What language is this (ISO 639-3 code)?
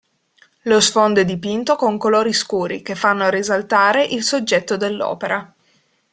ita